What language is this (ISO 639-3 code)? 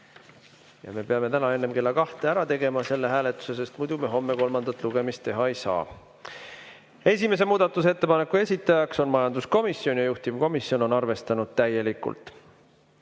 est